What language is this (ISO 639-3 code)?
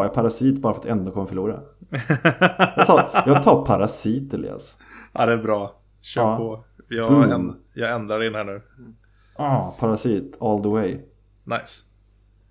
swe